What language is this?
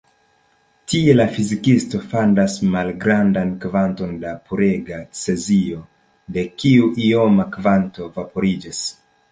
Esperanto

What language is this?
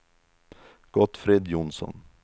Swedish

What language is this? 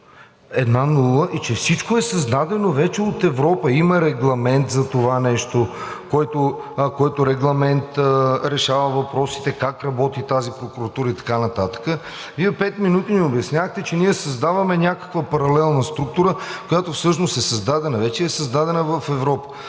Bulgarian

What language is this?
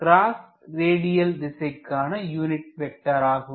Tamil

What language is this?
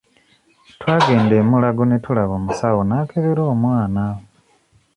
Ganda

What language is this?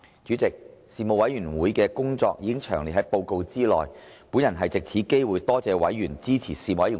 Cantonese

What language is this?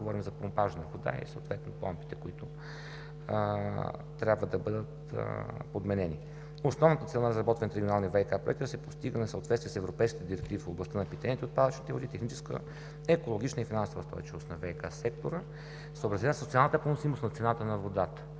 Bulgarian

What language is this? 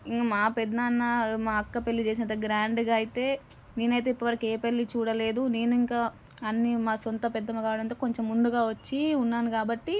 Telugu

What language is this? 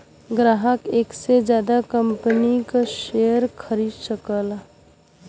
Bhojpuri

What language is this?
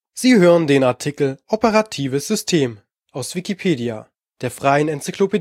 German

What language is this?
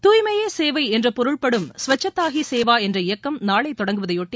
Tamil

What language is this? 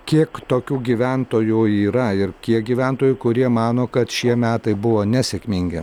Lithuanian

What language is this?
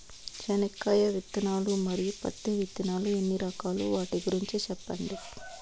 Telugu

